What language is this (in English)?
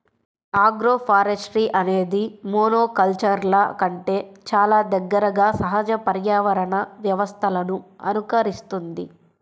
Telugu